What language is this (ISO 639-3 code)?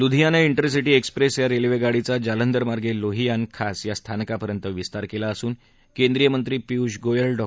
mar